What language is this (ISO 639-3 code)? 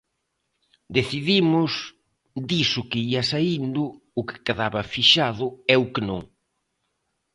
glg